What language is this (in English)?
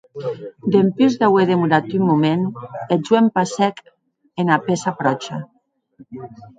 Occitan